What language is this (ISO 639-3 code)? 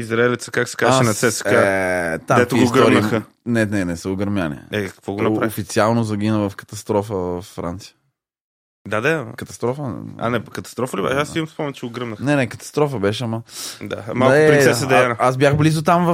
bul